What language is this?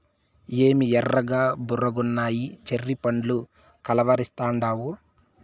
Telugu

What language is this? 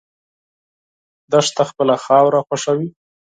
Pashto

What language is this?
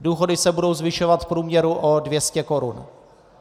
Czech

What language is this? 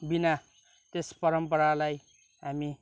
Nepali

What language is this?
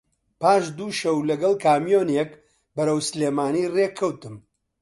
Central Kurdish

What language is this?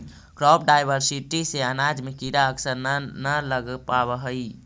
Magahi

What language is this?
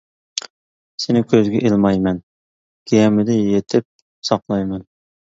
Uyghur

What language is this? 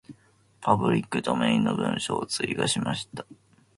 Japanese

